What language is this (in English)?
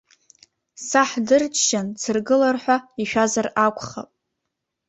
Abkhazian